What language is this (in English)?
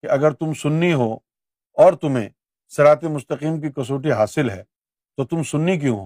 Urdu